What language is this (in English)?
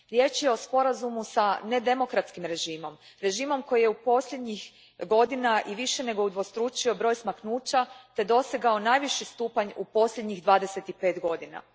Croatian